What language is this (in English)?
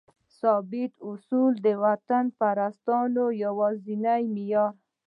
Pashto